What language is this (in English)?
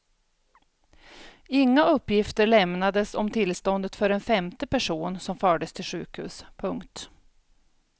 Swedish